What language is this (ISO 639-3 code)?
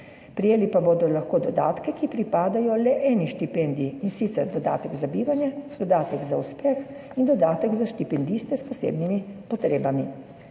slv